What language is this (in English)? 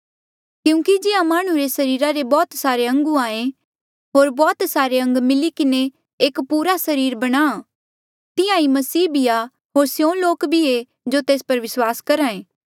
Mandeali